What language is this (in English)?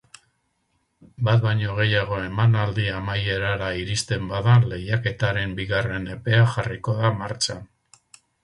Basque